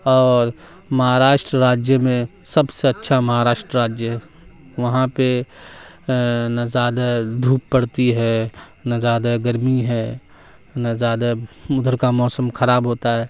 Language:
Urdu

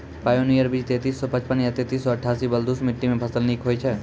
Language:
Maithili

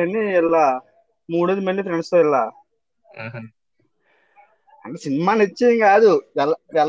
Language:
Telugu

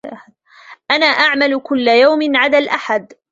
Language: Arabic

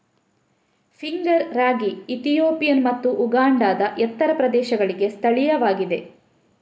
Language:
Kannada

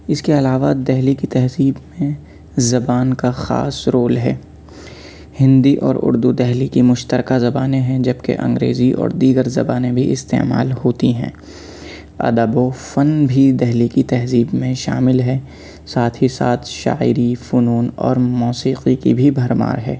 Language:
Urdu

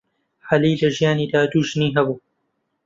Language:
Central Kurdish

